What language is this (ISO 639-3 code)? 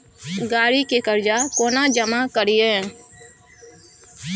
mai